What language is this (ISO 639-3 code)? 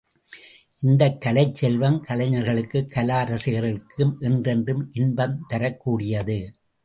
tam